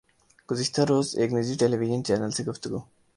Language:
Urdu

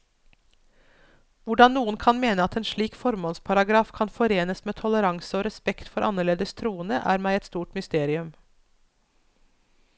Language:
Norwegian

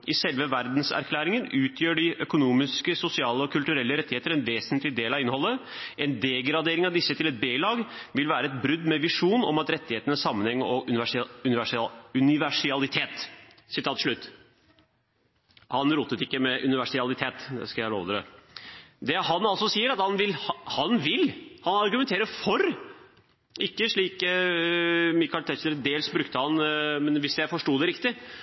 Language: Norwegian Bokmål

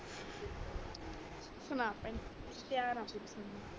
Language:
Punjabi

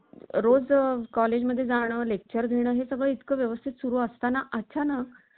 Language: Marathi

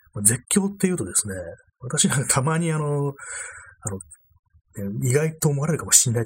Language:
Japanese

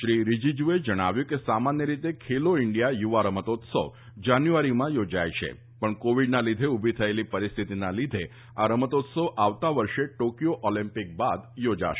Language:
Gujarati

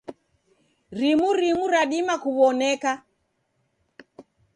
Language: Taita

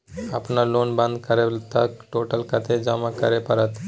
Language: Maithili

